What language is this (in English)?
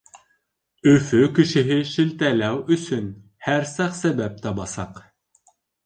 Bashkir